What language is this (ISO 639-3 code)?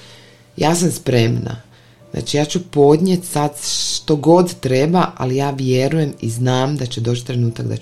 hrv